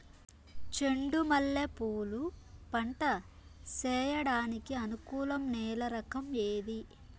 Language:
Telugu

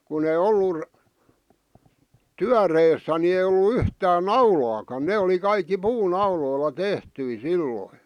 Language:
Finnish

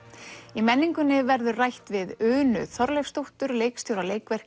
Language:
Icelandic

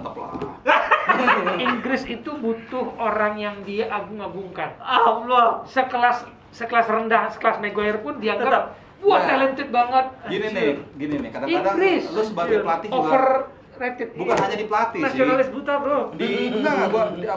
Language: Indonesian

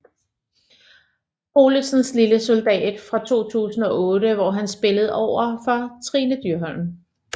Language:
Danish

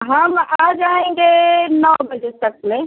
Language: Hindi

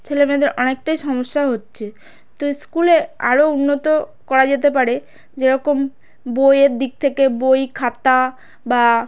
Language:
Bangla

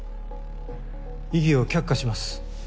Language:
Japanese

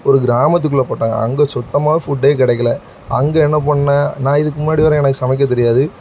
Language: Tamil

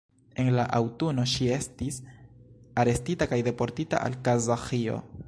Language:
Esperanto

